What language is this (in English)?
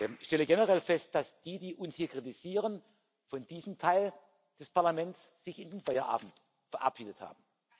German